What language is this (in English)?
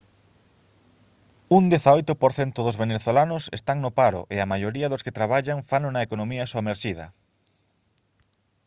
Galician